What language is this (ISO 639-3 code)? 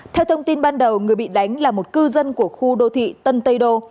vie